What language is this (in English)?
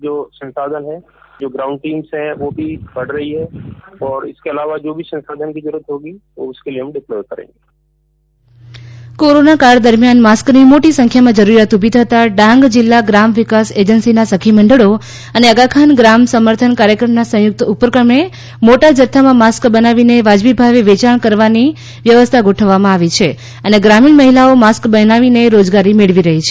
Gujarati